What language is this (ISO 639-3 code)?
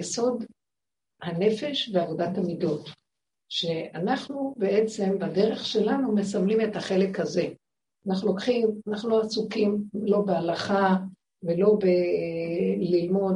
heb